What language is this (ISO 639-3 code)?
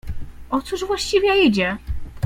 pol